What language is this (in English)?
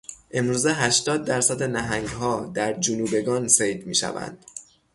Persian